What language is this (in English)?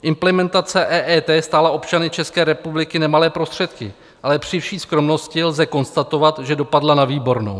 Czech